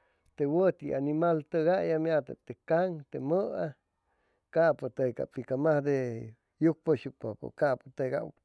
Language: Chimalapa Zoque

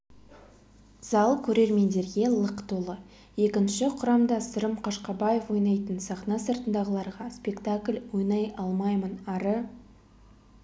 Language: Kazakh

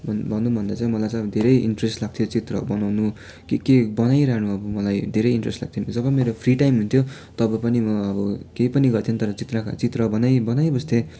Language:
Nepali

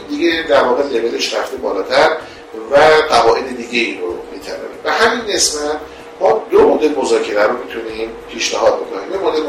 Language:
Persian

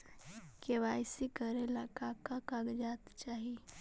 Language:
Magahi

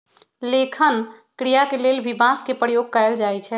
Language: Magahi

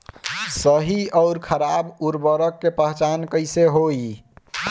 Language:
Bhojpuri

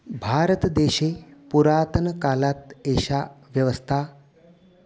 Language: Sanskrit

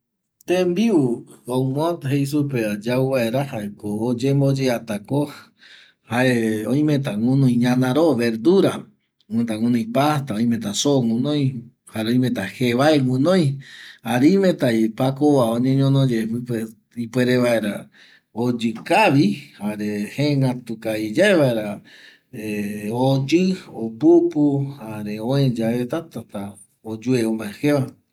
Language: Eastern Bolivian Guaraní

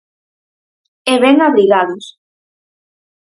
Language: Galician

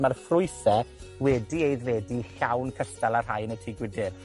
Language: Welsh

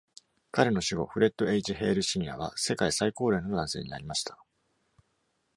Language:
Japanese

